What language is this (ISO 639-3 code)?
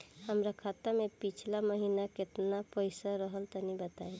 bho